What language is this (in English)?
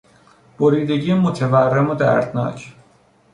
Persian